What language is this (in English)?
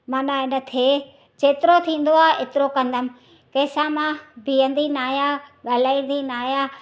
Sindhi